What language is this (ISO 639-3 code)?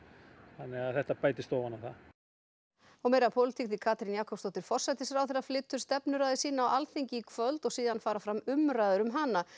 isl